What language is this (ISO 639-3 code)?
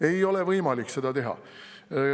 est